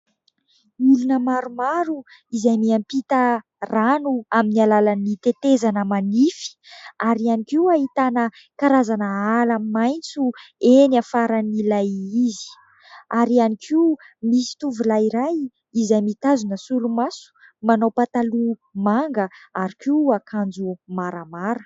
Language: Malagasy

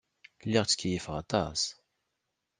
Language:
Kabyle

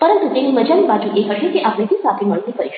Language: Gujarati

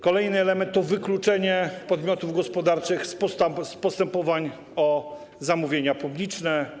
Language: Polish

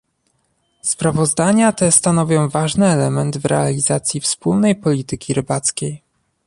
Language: Polish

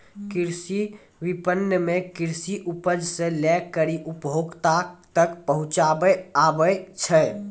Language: Maithili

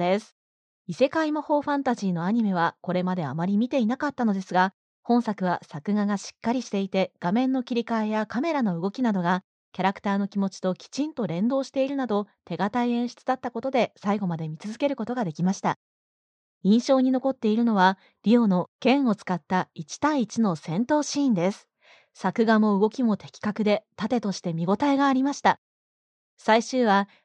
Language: Japanese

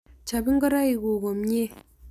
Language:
Kalenjin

